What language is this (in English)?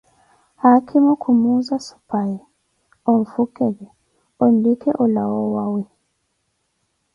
Koti